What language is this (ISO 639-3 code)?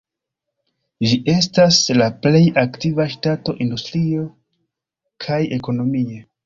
epo